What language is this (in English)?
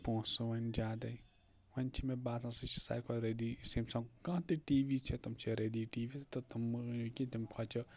Kashmiri